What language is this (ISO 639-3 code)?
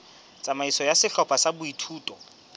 sot